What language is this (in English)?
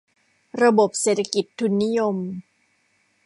Thai